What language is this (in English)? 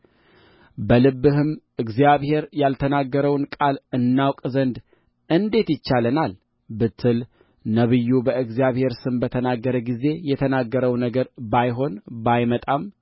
Amharic